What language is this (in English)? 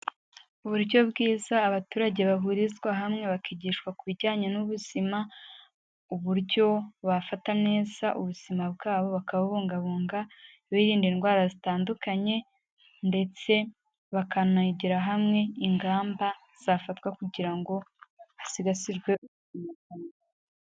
Kinyarwanda